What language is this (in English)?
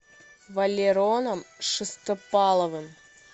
Russian